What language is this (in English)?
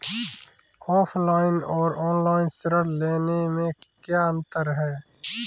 Hindi